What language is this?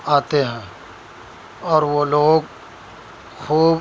Urdu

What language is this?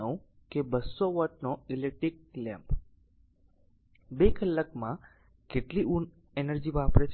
Gujarati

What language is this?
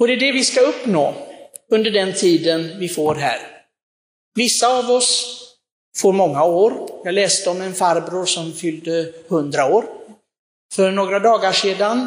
Swedish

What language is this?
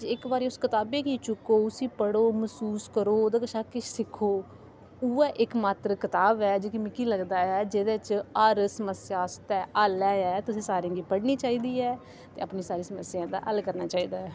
Dogri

